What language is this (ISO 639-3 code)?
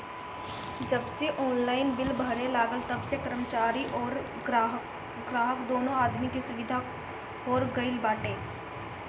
bho